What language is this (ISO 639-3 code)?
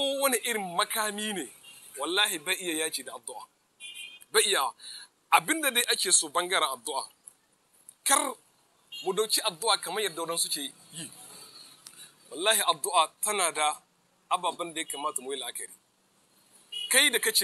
ara